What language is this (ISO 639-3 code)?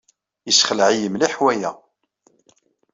kab